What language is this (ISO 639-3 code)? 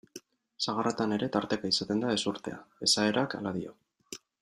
eus